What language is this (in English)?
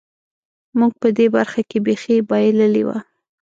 Pashto